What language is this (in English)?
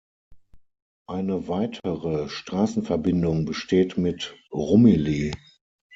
German